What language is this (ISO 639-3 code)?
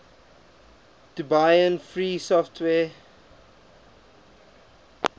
eng